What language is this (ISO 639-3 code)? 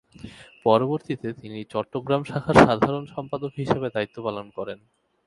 ben